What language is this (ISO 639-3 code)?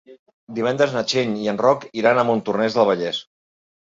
cat